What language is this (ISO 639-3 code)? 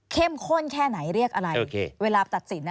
tha